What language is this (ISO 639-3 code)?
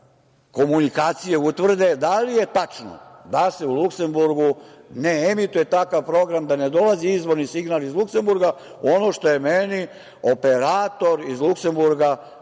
srp